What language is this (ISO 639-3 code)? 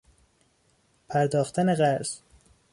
fas